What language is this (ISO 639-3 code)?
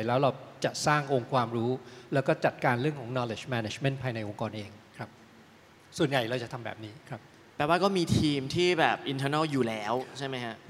tha